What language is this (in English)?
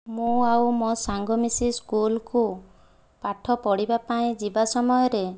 Odia